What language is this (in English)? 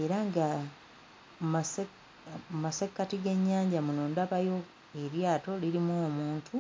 Ganda